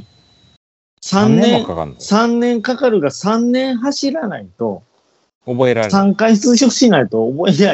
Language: Japanese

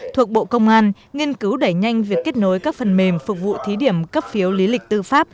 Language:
Vietnamese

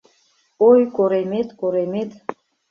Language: Mari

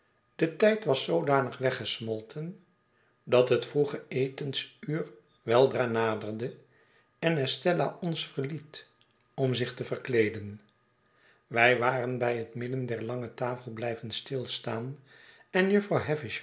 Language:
Dutch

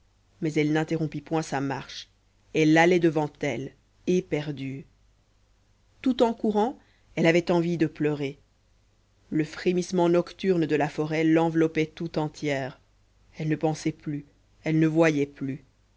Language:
French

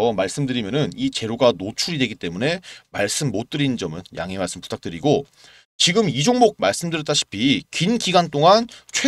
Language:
Korean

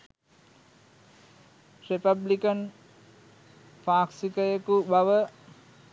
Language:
Sinhala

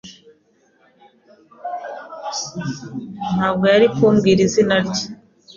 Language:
Kinyarwanda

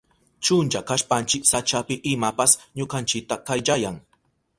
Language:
Southern Pastaza Quechua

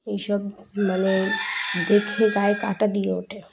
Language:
Bangla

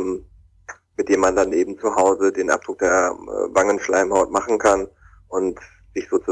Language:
German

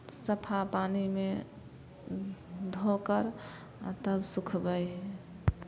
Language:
Maithili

